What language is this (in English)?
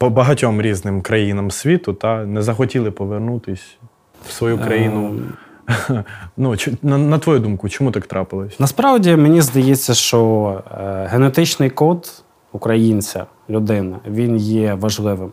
Ukrainian